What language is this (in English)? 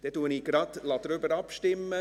Swiss German